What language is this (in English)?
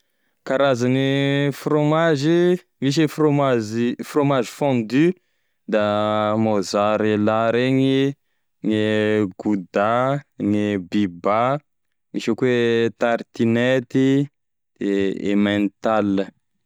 Tesaka Malagasy